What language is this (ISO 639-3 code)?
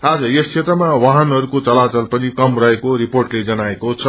nep